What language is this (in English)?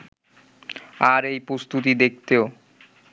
Bangla